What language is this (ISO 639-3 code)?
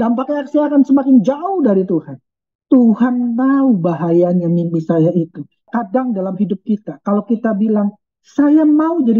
ind